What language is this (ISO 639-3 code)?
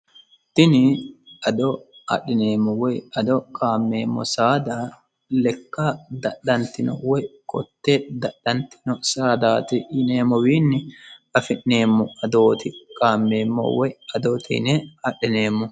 sid